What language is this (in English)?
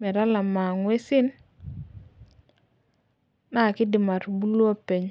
Masai